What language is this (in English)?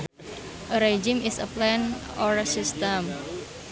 Sundanese